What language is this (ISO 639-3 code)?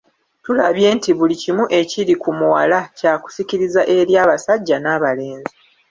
lug